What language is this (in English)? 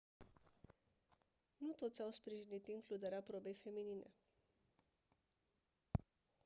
Romanian